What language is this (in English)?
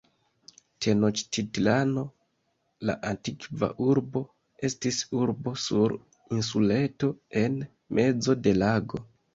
Esperanto